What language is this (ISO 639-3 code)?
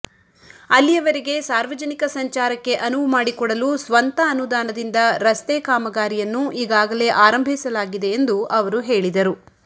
kan